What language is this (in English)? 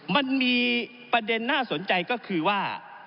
Thai